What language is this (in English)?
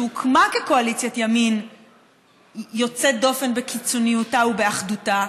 Hebrew